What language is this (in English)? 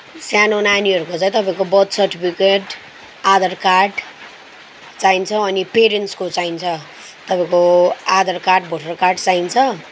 Nepali